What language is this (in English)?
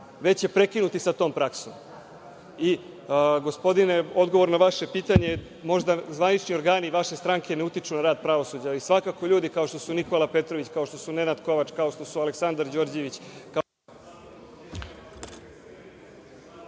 Serbian